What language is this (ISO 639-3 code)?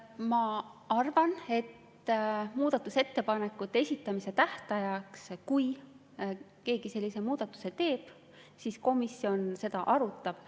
est